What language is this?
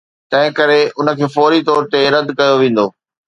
Sindhi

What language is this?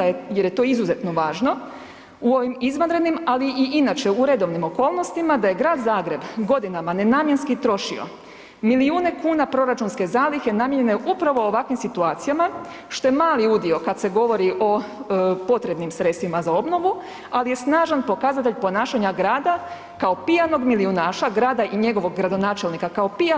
Croatian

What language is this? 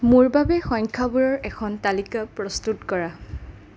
Assamese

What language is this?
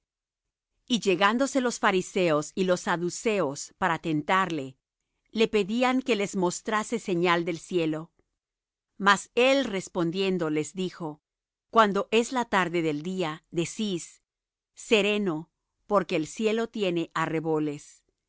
Spanish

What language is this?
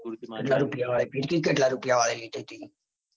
Gujarati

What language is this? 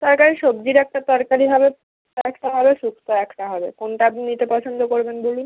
Bangla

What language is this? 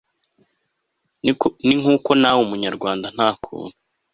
Kinyarwanda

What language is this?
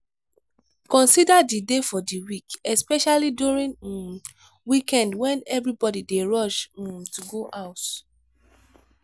Nigerian Pidgin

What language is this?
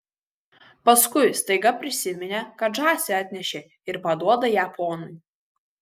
Lithuanian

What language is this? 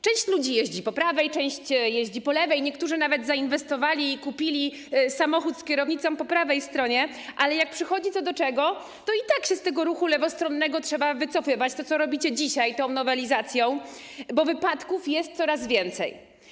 Polish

